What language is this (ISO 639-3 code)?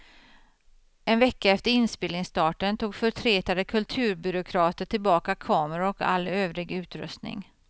swe